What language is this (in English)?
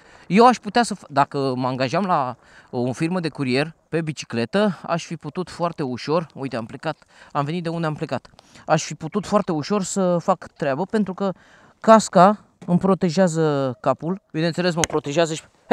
Romanian